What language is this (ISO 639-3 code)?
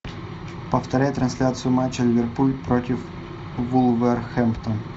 rus